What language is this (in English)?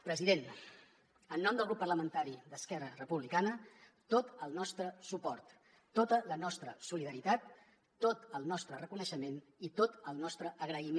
Catalan